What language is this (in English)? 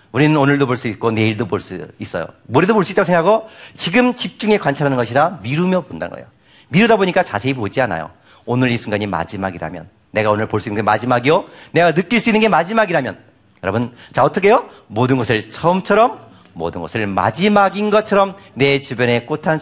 Korean